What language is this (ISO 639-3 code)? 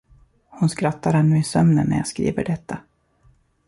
swe